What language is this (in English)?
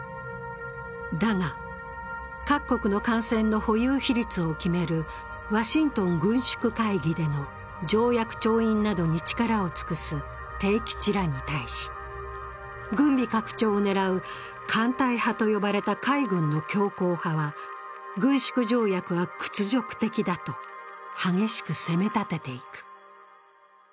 Japanese